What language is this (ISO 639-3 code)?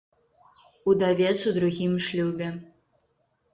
bel